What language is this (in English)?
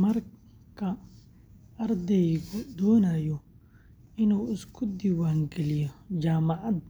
Somali